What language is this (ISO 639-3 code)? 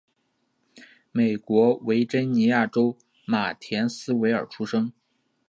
zho